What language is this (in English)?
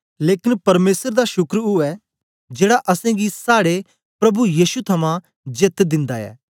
Dogri